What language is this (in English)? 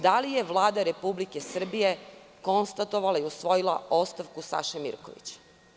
Serbian